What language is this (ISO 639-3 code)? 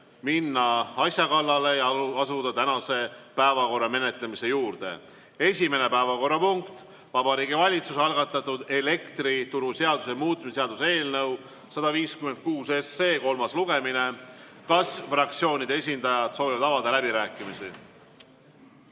est